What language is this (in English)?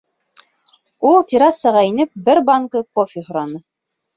Bashkir